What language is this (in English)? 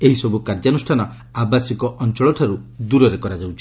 Odia